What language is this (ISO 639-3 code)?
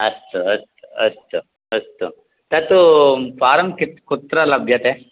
san